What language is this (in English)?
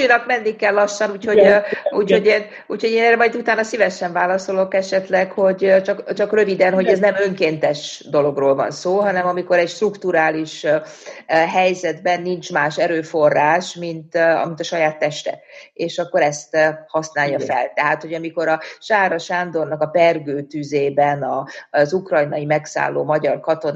Hungarian